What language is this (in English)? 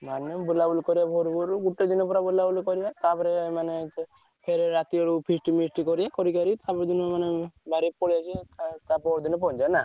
Odia